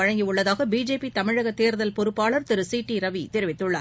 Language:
Tamil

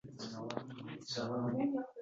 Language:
Uzbek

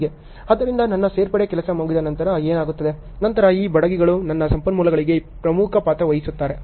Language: Kannada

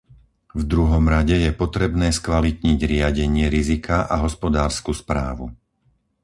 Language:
Slovak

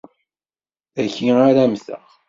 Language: Kabyle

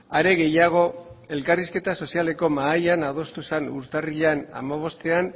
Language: Basque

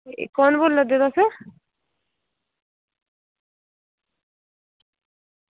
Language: Dogri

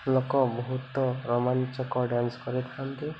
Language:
Odia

